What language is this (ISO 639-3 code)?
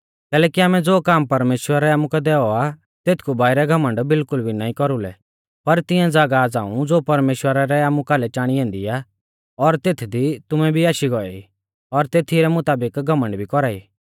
bfz